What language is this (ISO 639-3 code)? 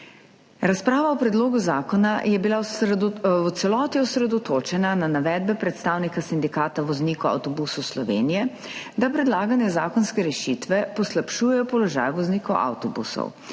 slv